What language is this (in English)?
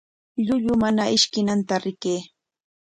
Corongo Ancash Quechua